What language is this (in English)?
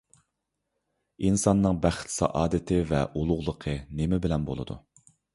Uyghur